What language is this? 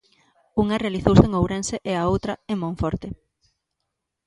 Galician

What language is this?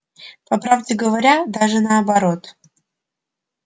Russian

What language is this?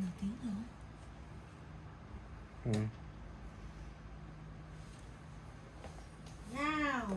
Vietnamese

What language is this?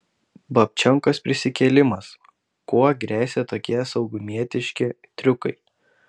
Lithuanian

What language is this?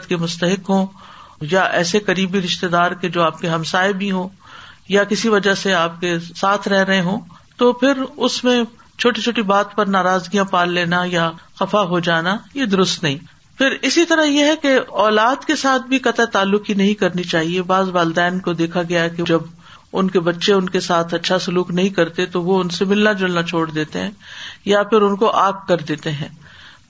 Urdu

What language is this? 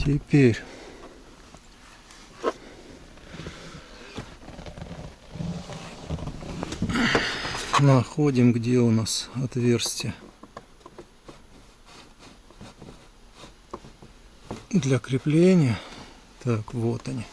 Russian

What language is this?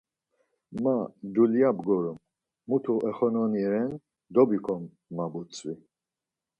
Laz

